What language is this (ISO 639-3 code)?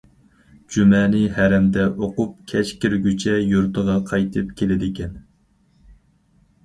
uig